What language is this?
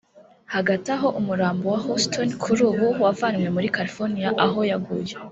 Kinyarwanda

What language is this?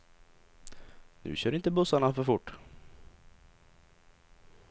Swedish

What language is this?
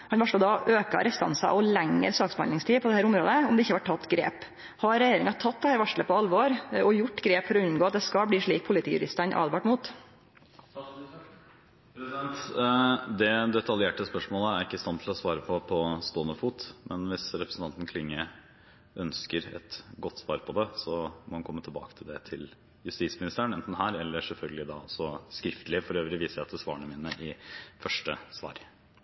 Norwegian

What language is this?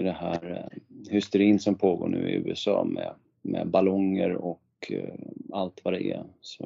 Swedish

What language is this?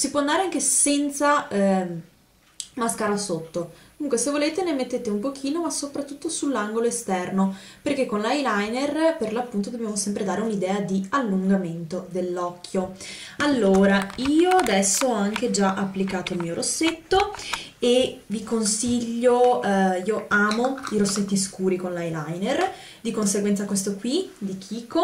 Italian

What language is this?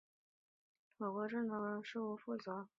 Chinese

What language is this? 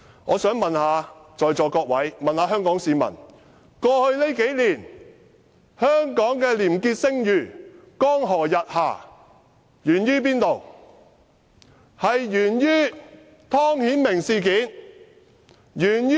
Cantonese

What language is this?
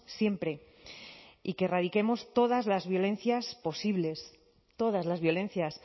Spanish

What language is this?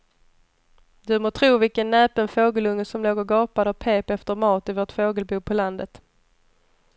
Swedish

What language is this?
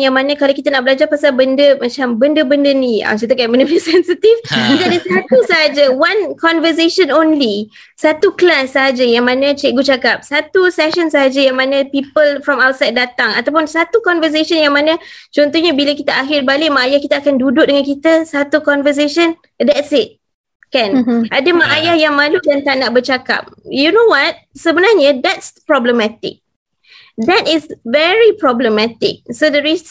Malay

